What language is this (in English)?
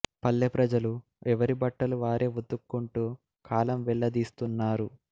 Telugu